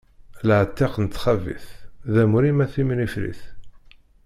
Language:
Kabyle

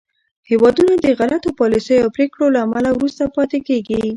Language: Pashto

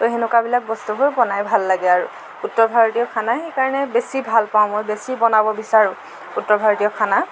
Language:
Assamese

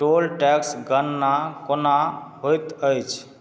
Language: Maithili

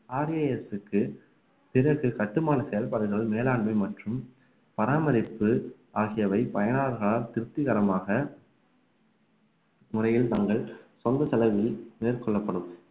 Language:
Tamil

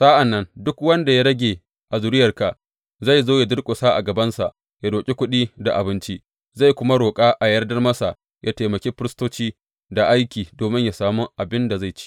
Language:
Hausa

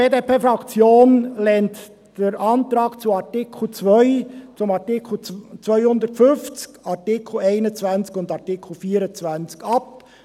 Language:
Swiss German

